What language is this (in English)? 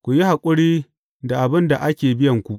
Hausa